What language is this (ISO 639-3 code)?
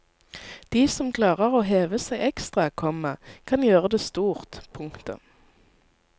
nor